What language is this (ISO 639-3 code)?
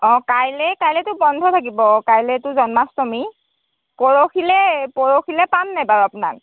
asm